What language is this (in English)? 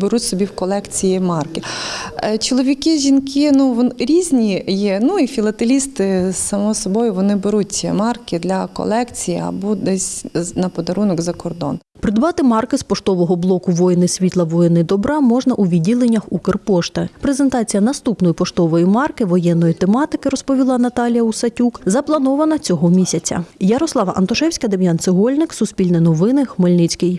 Ukrainian